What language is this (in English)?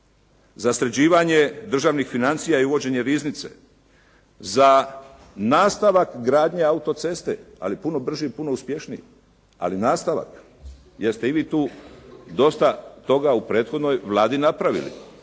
Croatian